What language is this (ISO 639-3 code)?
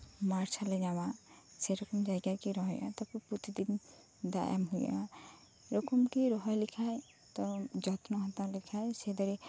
sat